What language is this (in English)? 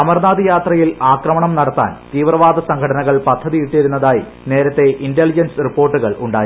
Malayalam